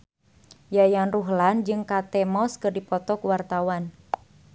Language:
Sundanese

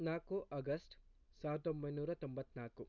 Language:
Kannada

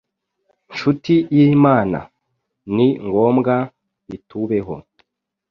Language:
Kinyarwanda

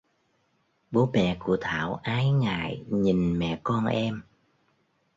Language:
Vietnamese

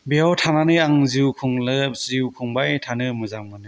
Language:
Bodo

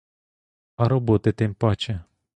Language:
Ukrainian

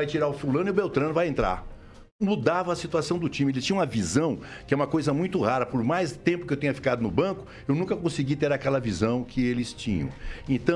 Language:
Portuguese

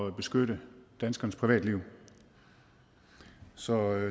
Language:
Danish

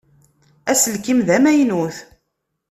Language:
Kabyle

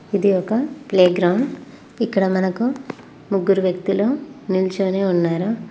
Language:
Telugu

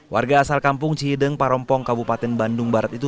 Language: Indonesian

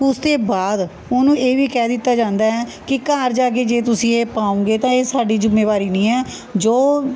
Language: Punjabi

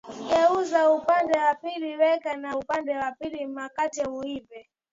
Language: Swahili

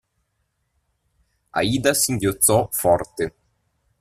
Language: Italian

